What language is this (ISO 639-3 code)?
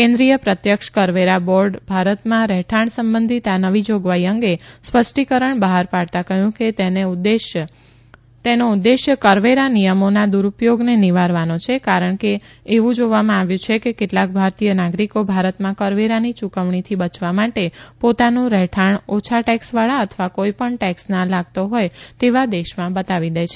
guj